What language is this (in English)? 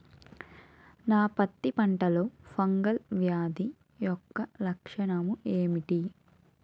Telugu